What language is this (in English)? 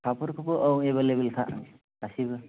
Bodo